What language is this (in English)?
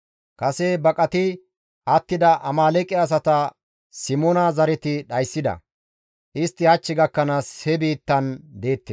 Gamo